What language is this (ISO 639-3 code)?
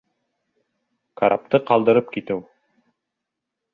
bak